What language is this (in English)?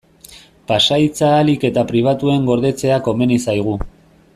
Basque